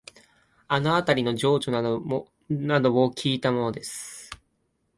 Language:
Japanese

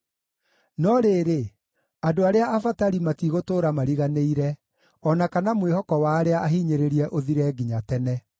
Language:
Kikuyu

